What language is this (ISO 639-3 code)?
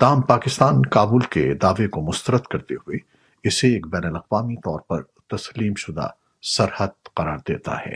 urd